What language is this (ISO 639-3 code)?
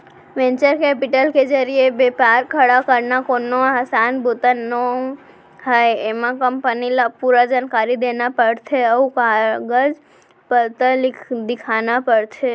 hne